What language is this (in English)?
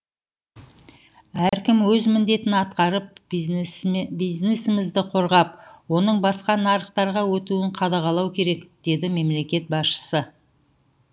Kazakh